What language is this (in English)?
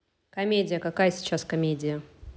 Russian